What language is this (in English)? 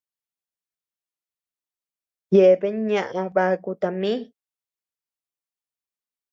Tepeuxila Cuicatec